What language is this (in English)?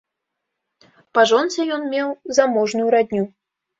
Belarusian